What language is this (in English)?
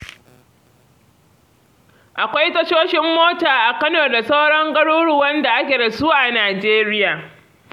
Hausa